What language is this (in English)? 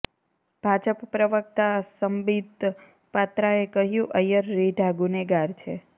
Gujarati